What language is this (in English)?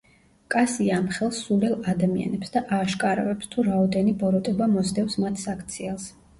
Georgian